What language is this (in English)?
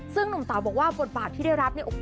Thai